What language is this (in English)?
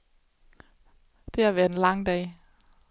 Danish